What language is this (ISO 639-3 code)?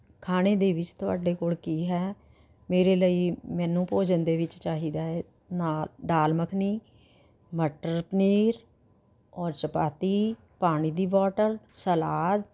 pan